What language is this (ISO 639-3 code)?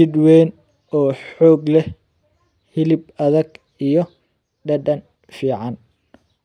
som